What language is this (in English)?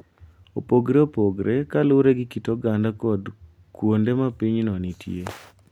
Luo (Kenya and Tanzania)